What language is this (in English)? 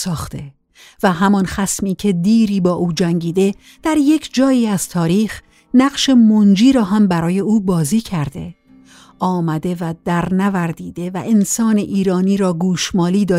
Persian